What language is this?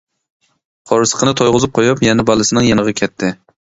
Uyghur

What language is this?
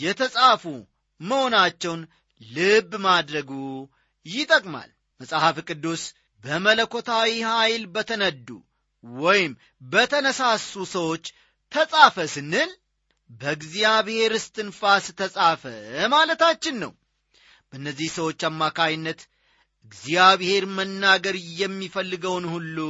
Amharic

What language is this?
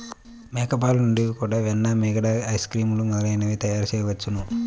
Telugu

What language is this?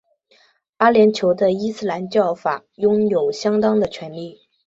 Chinese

